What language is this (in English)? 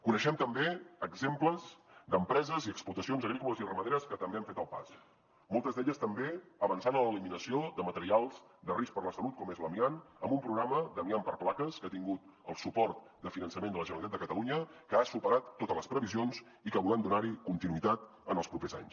Catalan